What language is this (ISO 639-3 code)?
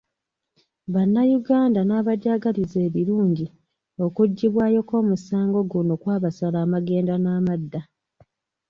lug